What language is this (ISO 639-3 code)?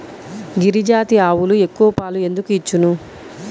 tel